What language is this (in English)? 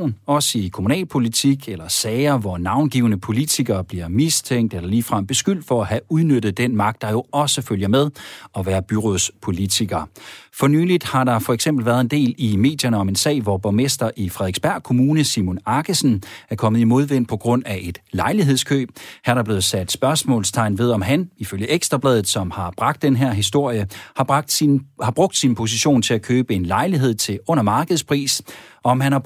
Danish